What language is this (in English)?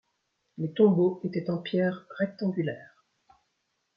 French